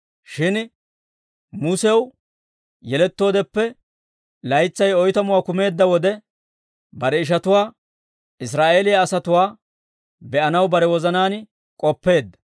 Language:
Dawro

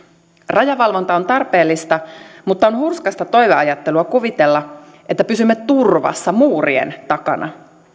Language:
Finnish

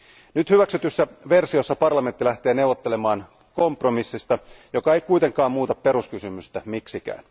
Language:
Finnish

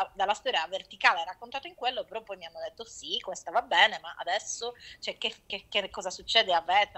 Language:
Italian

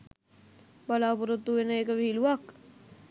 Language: Sinhala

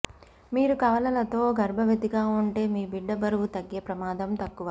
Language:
Telugu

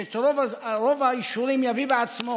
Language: Hebrew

